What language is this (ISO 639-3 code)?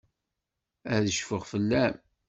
kab